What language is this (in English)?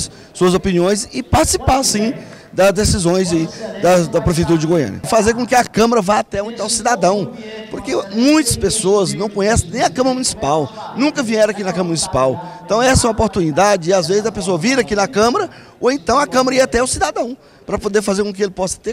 Portuguese